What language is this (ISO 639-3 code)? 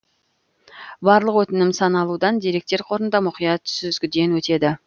kaz